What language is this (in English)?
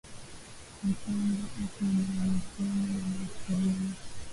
Swahili